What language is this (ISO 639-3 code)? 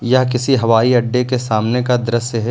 hin